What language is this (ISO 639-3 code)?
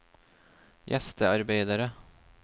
nor